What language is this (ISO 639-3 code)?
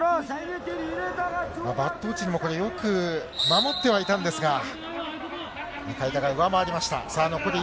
jpn